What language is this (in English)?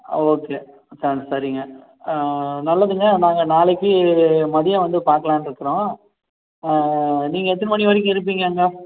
Tamil